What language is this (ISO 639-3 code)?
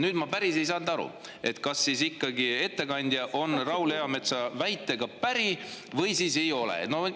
est